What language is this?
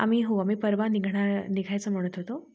Marathi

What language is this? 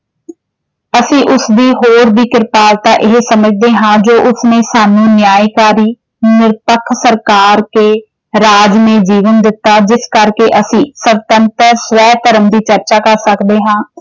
Punjabi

